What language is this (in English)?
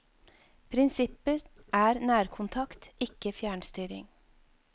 Norwegian